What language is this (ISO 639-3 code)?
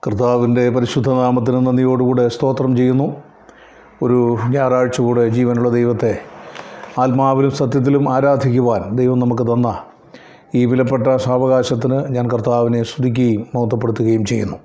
mal